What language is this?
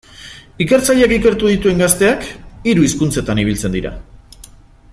Basque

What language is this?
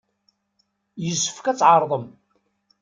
Kabyle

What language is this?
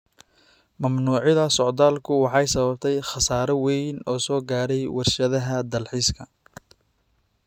Somali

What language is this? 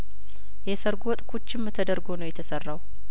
Amharic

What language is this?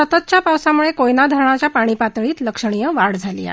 Marathi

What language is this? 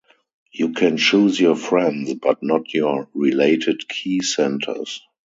English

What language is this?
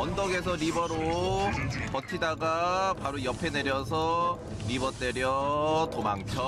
Korean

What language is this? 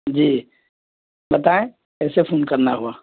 Urdu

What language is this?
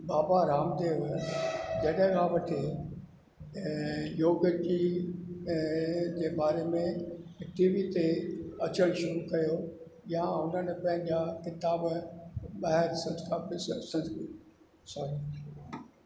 Sindhi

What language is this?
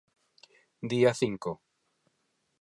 Galician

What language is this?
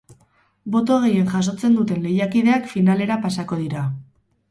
Basque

